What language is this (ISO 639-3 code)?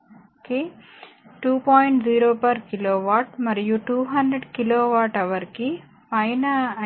tel